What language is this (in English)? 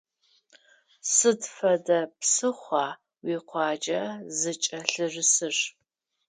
Adyghe